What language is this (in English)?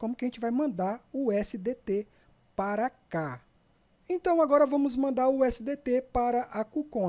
Portuguese